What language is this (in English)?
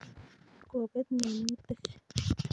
Kalenjin